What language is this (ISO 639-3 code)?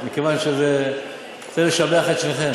heb